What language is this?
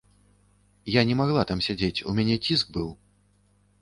Belarusian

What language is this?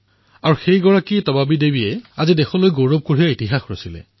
Assamese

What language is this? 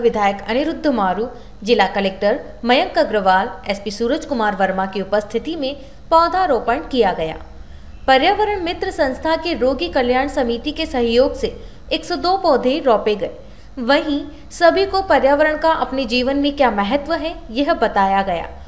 Hindi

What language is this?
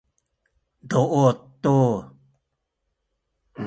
Sakizaya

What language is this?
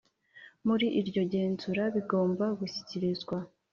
Kinyarwanda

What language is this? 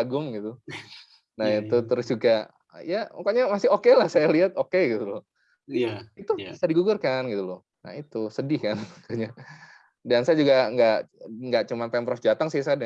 Indonesian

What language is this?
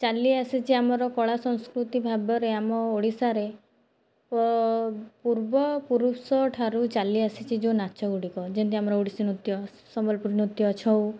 Odia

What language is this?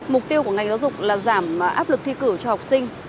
Vietnamese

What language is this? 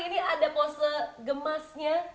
Indonesian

